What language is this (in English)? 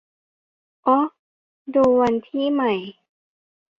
Thai